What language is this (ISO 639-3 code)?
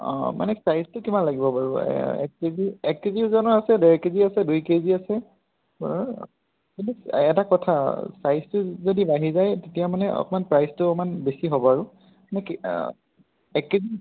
asm